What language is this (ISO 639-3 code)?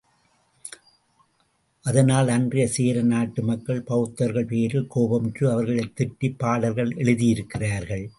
tam